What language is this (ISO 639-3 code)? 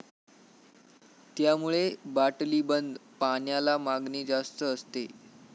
mar